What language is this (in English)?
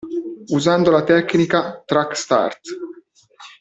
Italian